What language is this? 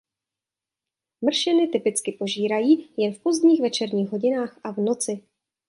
Czech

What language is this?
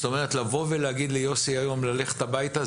Hebrew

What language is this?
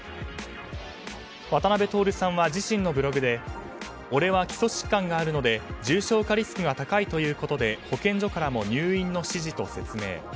Japanese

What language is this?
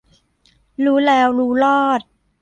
Thai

